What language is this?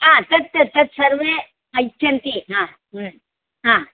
Sanskrit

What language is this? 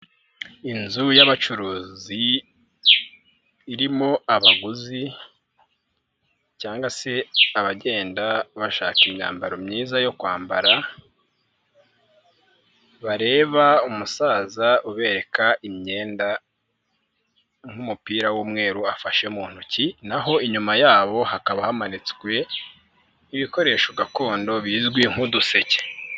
Kinyarwanda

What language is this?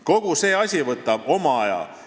Estonian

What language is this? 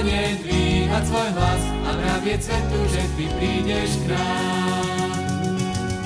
Slovak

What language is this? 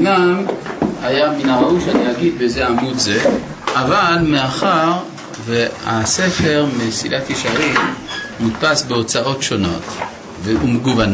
Hebrew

